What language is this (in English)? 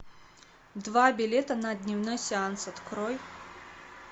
Russian